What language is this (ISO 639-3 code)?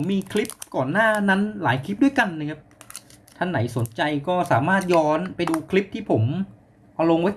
tha